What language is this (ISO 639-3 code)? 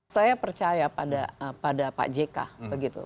ind